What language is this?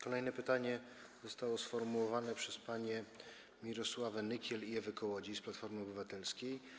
Polish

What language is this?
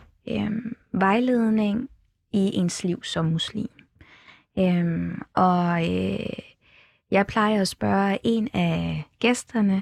Danish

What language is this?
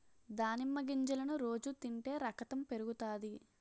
Telugu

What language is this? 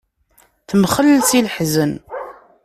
Kabyle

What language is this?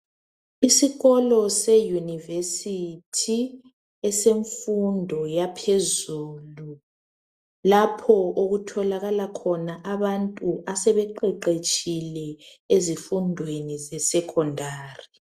North Ndebele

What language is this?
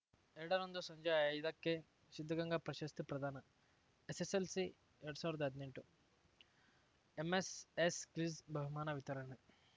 Kannada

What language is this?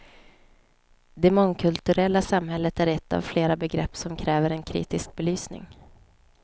Swedish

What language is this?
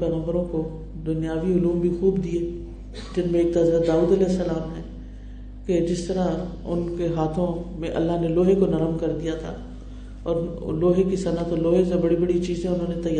Urdu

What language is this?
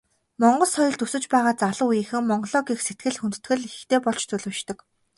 Mongolian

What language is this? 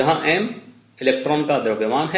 Hindi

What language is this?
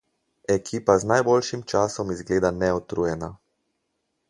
Slovenian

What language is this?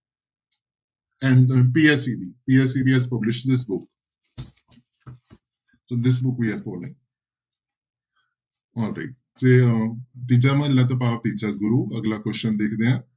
Punjabi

